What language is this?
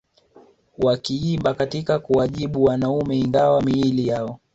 Swahili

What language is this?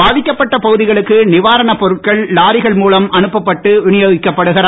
Tamil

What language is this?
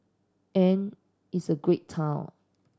English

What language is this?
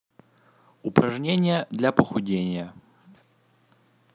Russian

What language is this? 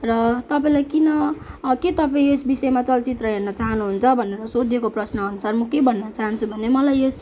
Nepali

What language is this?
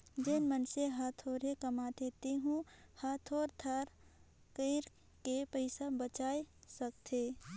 Chhattisgarhi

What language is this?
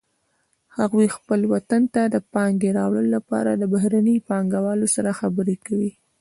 Pashto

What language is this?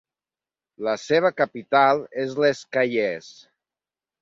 Catalan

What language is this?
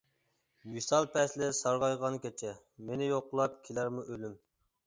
Uyghur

